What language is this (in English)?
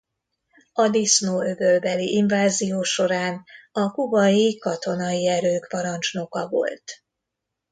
Hungarian